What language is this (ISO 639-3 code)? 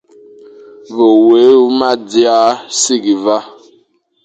fan